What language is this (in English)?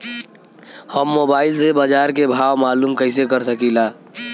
Bhojpuri